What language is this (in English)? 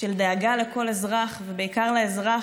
Hebrew